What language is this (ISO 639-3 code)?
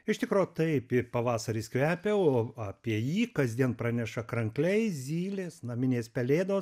lit